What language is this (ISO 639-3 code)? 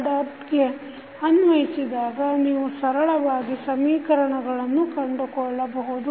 kan